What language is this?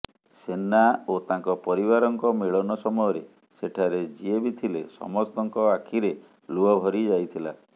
Odia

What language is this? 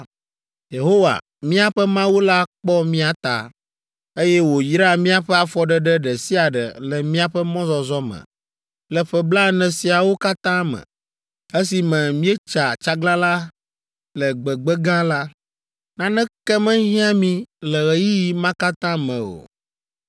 Ewe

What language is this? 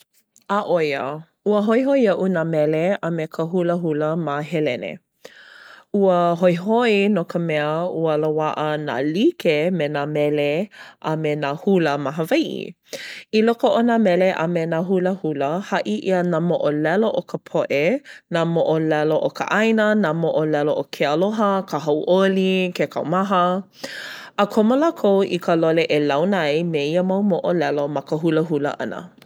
Hawaiian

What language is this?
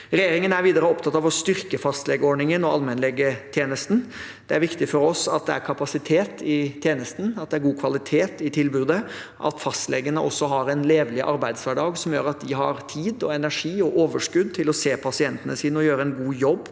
Norwegian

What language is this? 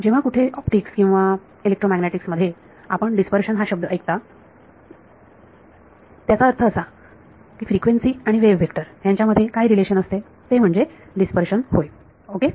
Marathi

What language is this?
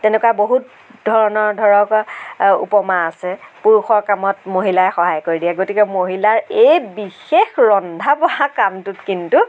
Assamese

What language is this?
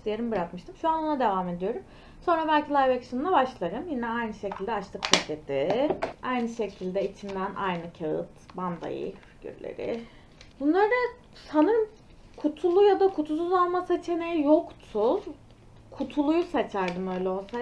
Turkish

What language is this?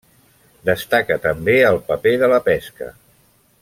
Catalan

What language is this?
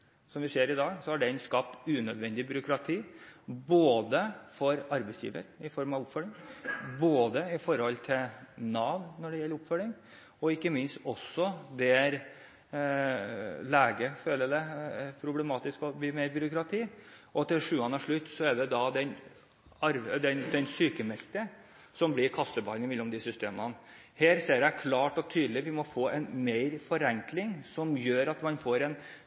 Norwegian Bokmål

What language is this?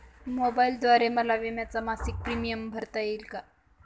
Marathi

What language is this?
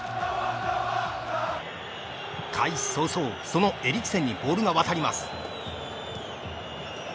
Japanese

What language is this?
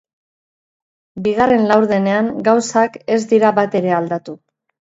Basque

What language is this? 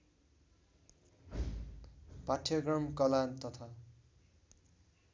Nepali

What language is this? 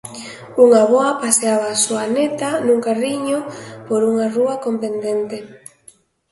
Galician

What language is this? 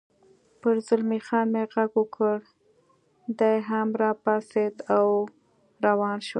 Pashto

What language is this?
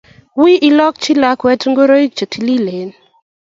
Kalenjin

